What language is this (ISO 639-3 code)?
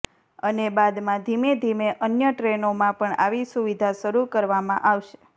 guj